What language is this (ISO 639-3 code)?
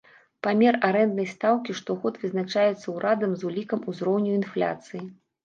bel